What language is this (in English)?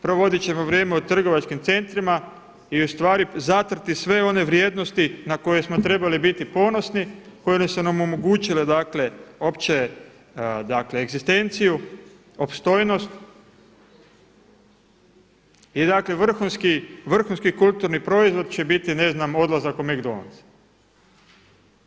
Croatian